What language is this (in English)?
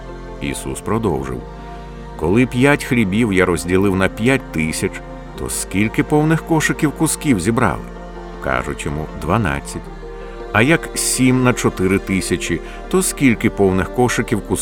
Ukrainian